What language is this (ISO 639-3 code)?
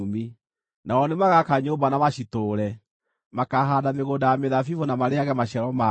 kik